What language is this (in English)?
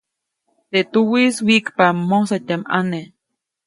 Copainalá Zoque